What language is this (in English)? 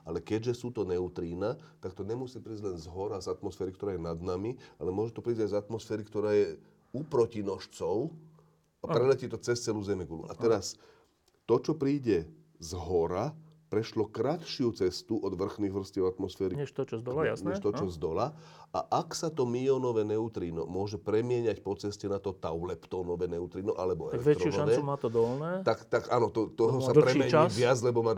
Slovak